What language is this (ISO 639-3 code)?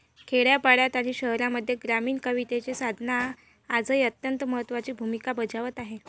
mar